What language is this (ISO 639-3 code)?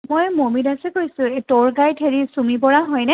asm